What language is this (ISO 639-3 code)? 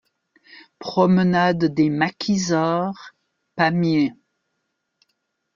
fra